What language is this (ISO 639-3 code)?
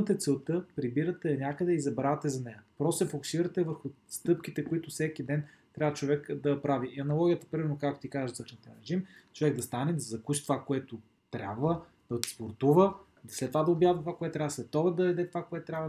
bul